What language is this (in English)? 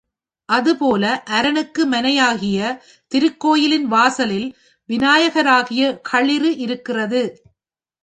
Tamil